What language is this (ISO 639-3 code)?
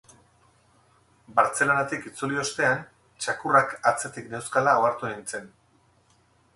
eus